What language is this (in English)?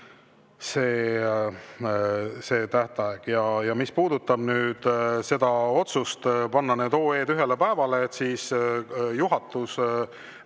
Estonian